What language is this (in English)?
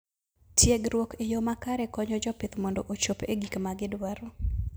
Luo (Kenya and Tanzania)